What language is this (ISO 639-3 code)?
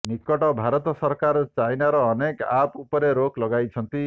ori